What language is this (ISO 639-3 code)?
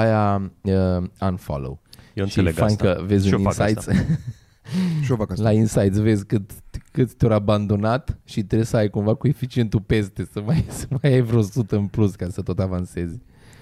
ron